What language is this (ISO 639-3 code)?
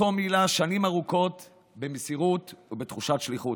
heb